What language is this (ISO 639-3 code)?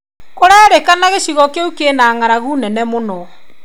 kik